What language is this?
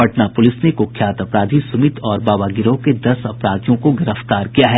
Hindi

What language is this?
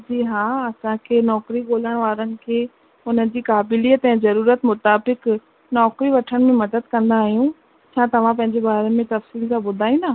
Sindhi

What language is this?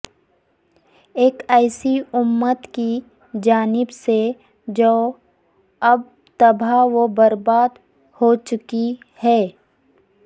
Urdu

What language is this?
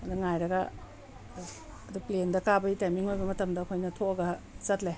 Manipuri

